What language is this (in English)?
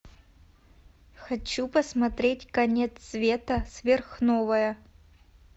Russian